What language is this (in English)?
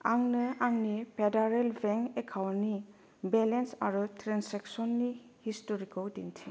Bodo